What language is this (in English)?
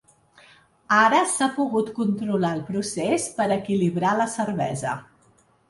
Catalan